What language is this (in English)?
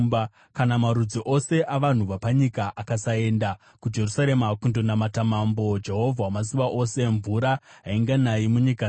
Shona